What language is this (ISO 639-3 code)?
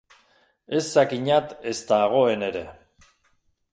eus